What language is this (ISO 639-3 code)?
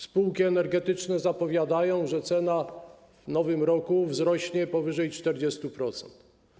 pol